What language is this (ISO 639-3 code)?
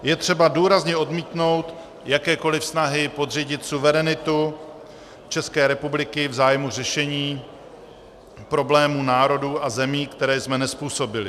ces